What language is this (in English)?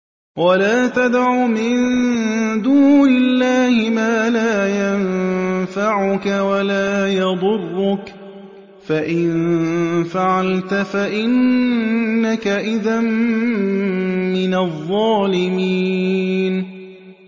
Arabic